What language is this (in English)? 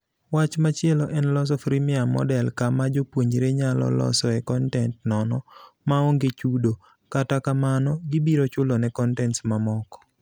Luo (Kenya and Tanzania)